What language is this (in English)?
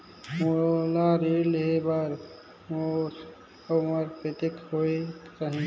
Chhattisgarhi